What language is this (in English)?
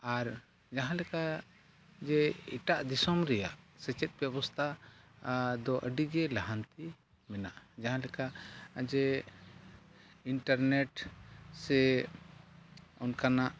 Santali